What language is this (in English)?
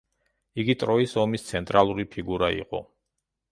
Georgian